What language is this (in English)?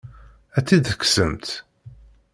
Kabyle